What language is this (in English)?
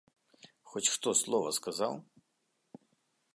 Belarusian